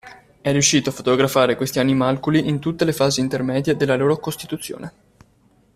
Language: Italian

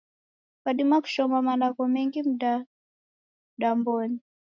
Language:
Taita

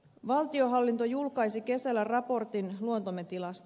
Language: Finnish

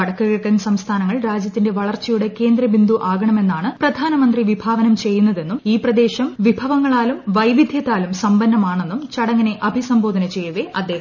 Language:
Malayalam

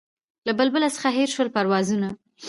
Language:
Pashto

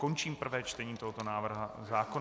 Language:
Czech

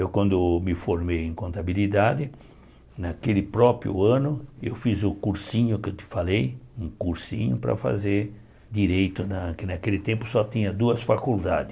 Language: Portuguese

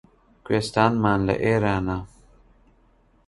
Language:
Central Kurdish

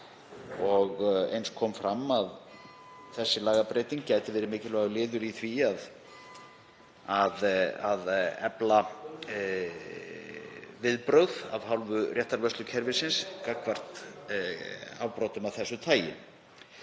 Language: Icelandic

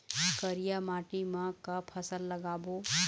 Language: Chhattisgarhi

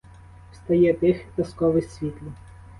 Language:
Ukrainian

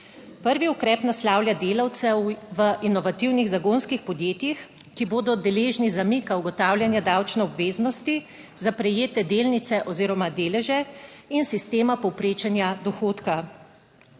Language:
Slovenian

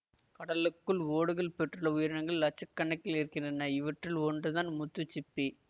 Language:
Tamil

